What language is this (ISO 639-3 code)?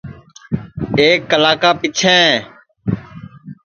ssi